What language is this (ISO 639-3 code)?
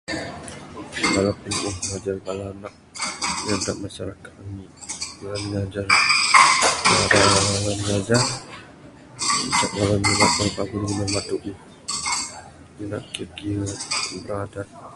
sdo